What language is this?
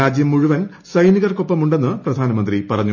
Malayalam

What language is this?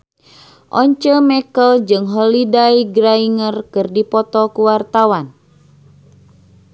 Sundanese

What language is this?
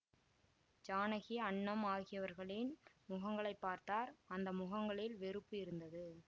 Tamil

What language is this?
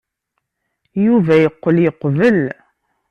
Kabyle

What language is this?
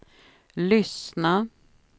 Swedish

